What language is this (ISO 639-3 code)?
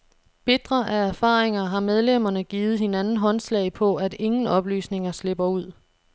dan